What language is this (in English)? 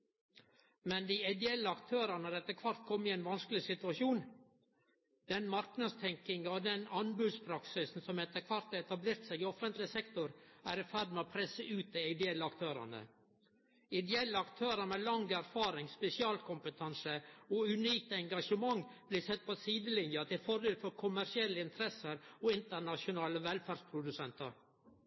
Norwegian Nynorsk